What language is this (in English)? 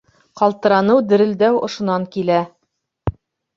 Bashkir